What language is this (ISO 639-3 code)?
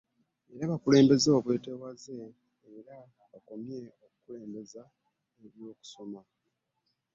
lug